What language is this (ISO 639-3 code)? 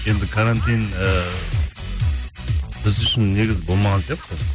kaz